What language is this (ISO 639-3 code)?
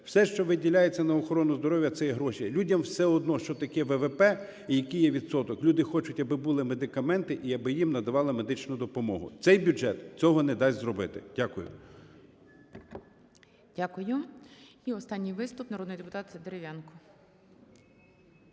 ukr